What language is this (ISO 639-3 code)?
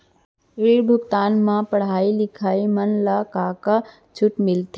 hne